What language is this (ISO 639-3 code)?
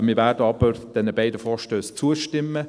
gsw